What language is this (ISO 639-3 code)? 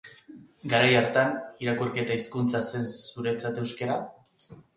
eus